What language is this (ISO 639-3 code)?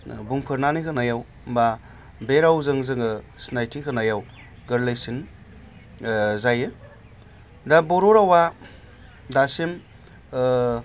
brx